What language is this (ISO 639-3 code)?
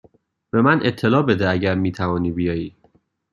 fas